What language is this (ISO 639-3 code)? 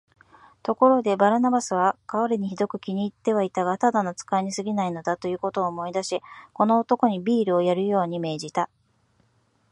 jpn